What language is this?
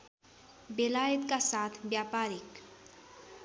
Nepali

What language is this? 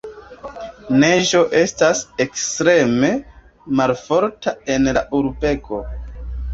Esperanto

